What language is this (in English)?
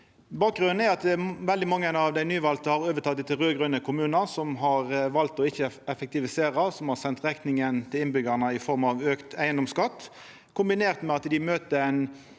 Norwegian